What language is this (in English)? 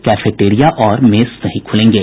Hindi